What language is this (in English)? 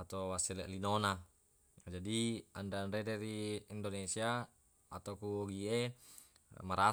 Buginese